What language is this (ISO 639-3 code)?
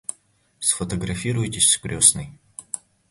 rus